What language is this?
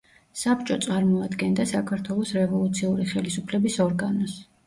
Georgian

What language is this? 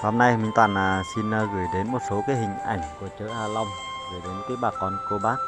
Vietnamese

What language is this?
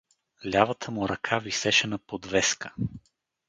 Bulgarian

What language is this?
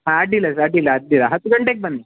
Kannada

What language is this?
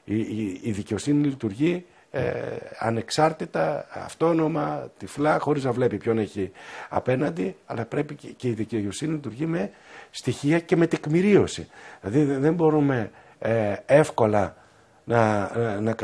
Greek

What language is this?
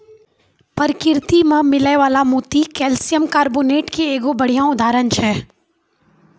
Maithili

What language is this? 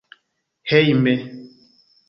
Esperanto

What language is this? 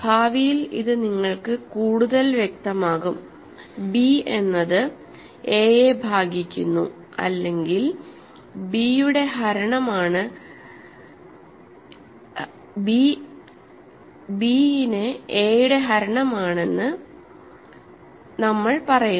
Malayalam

